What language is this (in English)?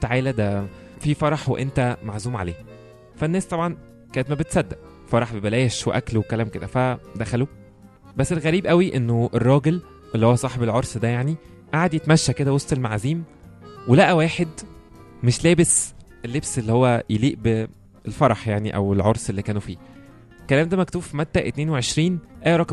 Arabic